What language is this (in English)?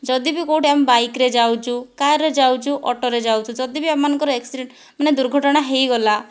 Odia